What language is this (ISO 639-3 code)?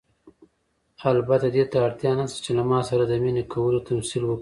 pus